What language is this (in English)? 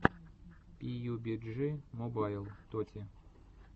Russian